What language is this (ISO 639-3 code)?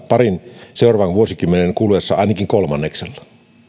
fin